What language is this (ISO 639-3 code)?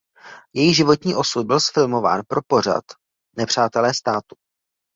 ces